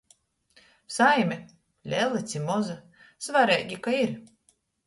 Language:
Latgalian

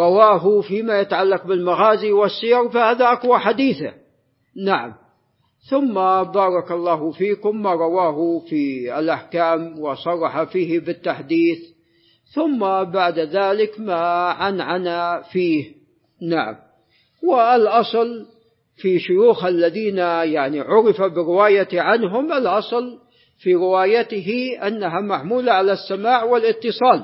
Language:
Arabic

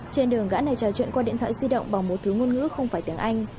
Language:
Vietnamese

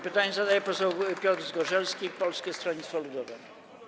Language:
Polish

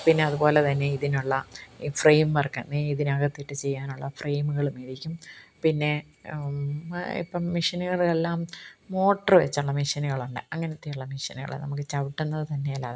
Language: Malayalam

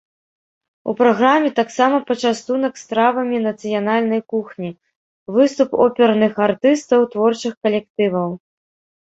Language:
Belarusian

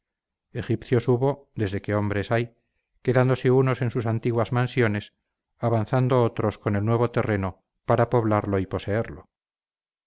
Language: Spanish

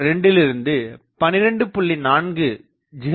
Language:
Tamil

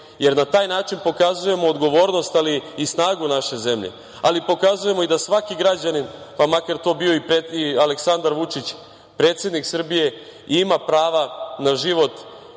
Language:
Serbian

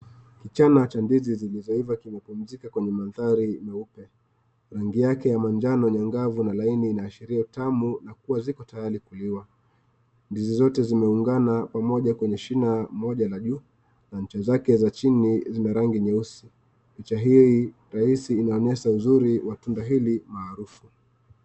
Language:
Swahili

